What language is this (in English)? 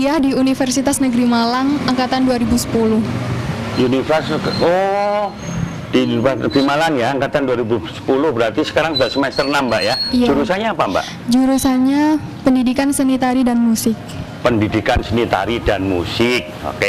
Indonesian